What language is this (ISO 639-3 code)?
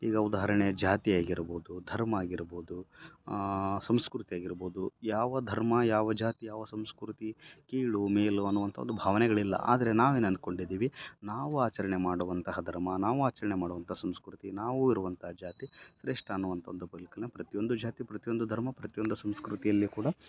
kan